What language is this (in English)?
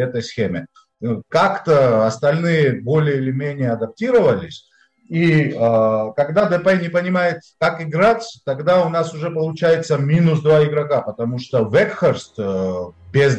Russian